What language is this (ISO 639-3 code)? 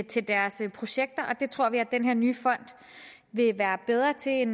dan